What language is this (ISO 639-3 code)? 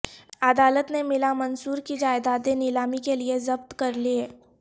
urd